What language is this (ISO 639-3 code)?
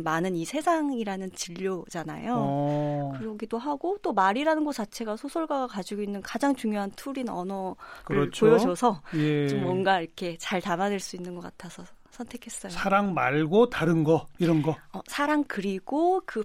kor